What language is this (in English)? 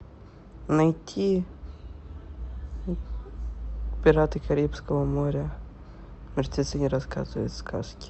Russian